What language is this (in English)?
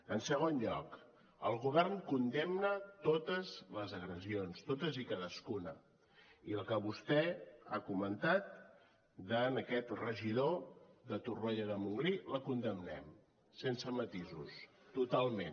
Catalan